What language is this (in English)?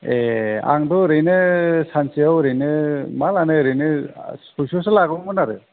Bodo